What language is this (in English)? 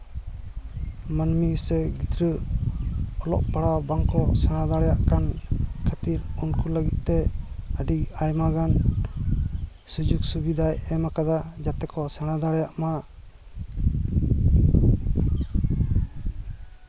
Santali